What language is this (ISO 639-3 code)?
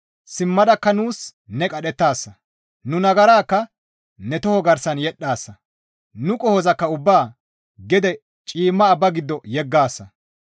gmv